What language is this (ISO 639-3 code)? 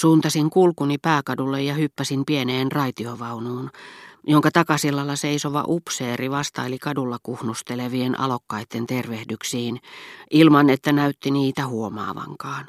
fin